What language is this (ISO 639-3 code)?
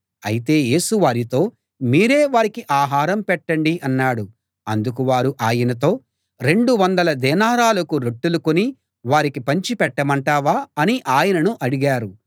tel